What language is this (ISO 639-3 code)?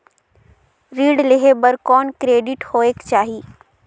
hne